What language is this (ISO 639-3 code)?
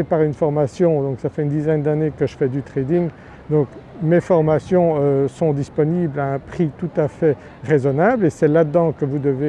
fra